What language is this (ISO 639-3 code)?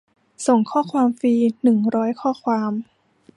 tha